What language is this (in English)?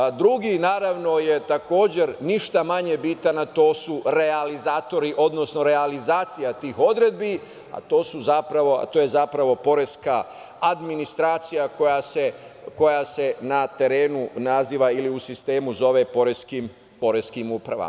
Serbian